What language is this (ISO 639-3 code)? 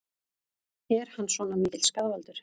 isl